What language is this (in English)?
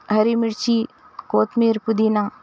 Urdu